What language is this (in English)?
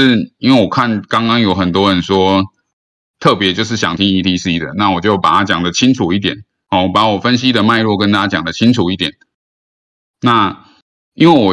Chinese